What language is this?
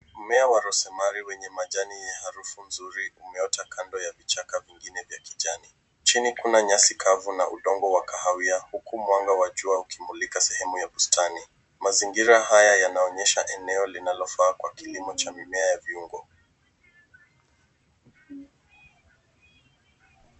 Swahili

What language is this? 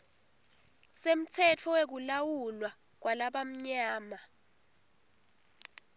Swati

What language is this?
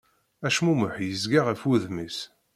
Kabyle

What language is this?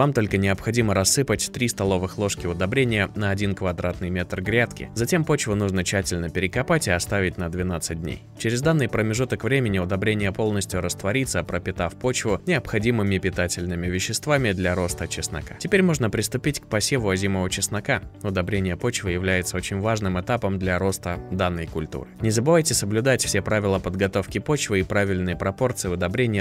Russian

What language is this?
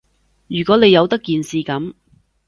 Cantonese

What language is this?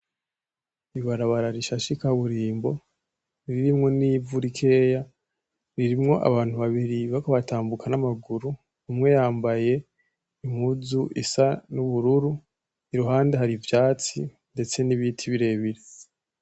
Rundi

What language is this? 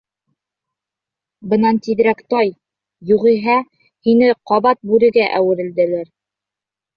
Bashkir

